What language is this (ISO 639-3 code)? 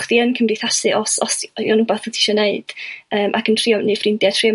cym